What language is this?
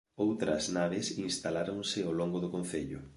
Galician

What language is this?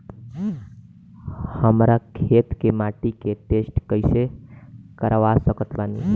Bhojpuri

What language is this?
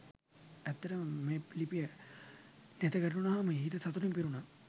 Sinhala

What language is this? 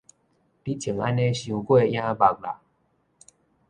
Min Nan Chinese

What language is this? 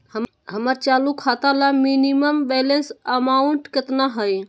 Magahi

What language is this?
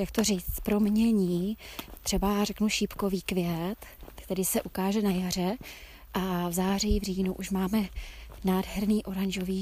Czech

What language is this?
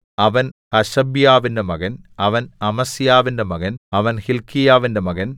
Malayalam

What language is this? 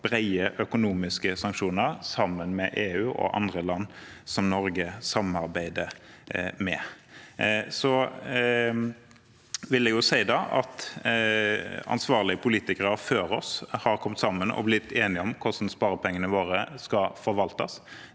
Norwegian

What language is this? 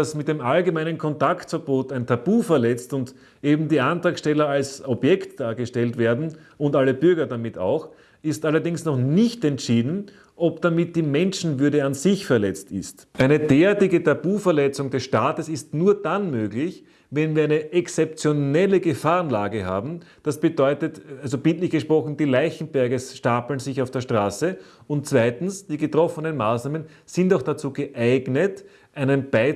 German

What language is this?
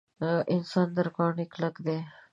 Pashto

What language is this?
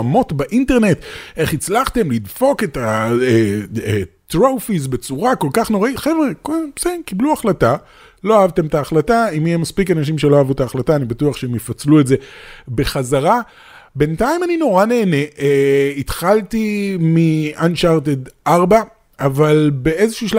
Hebrew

